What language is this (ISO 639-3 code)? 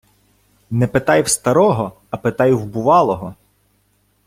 ukr